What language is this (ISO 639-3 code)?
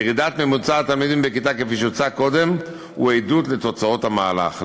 heb